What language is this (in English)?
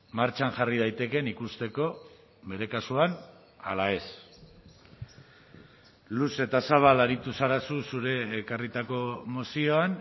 Basque